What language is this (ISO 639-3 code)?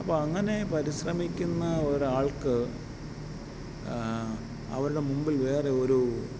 mal